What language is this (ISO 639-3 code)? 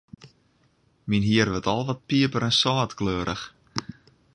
fry